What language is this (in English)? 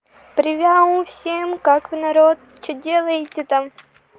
Russian